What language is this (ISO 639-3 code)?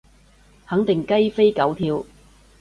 yue